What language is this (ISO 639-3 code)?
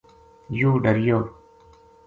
gju